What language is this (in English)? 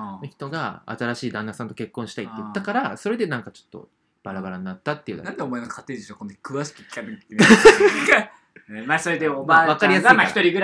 Japanese